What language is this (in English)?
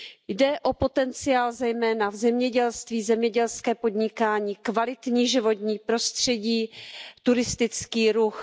Czech